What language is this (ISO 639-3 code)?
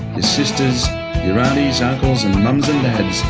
eng